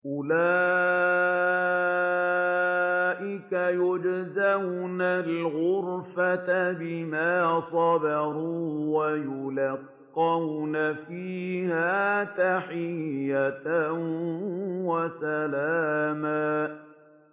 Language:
Arabic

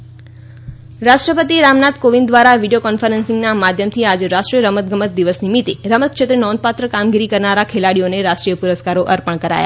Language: Gujarati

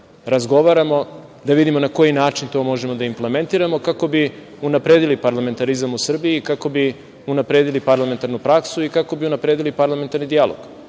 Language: Serbian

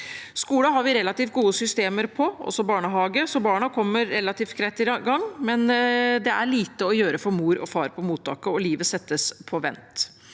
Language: Norwegian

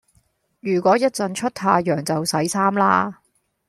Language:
Cantonese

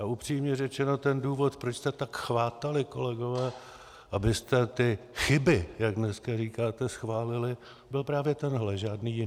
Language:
Czech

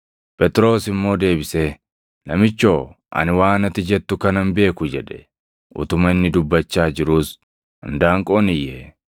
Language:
Oromo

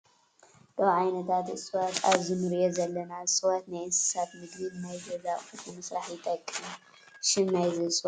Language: Tigrinya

